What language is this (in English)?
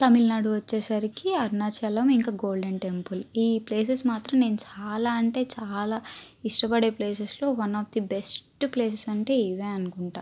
Telugu